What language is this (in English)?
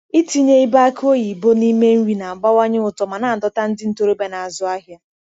Igbo